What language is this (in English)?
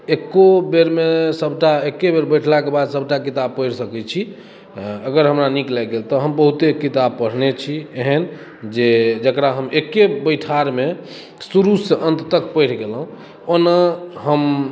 Maithili